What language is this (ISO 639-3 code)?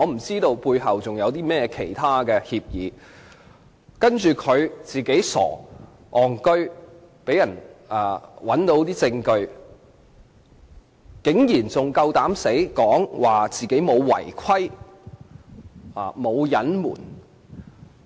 yue